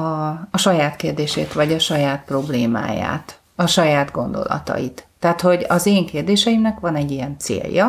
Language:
Hungarian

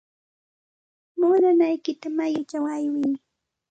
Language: Santa Ana de Tusi Pasco Quechua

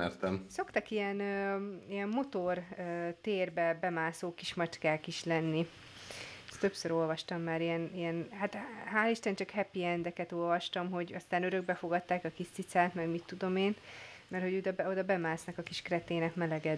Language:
Hungarian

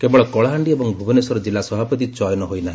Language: Odia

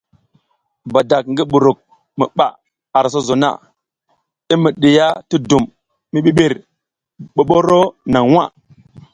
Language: South Giziga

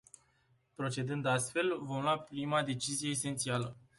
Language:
Romanian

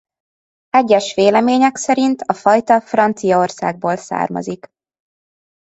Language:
Hungarian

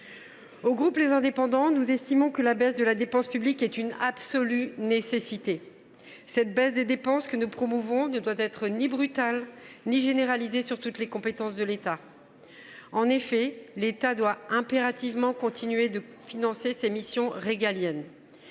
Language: French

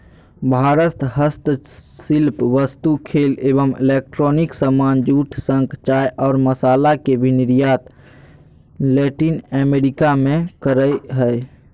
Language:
Magahi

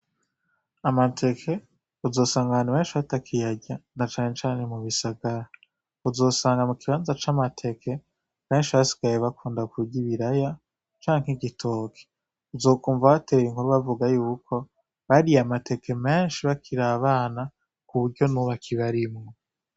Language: Rundi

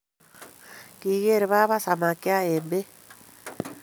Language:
Kalenjin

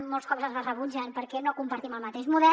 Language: Catalan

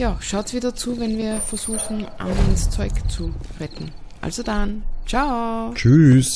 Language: German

